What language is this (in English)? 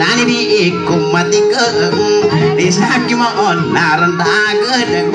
Indonesian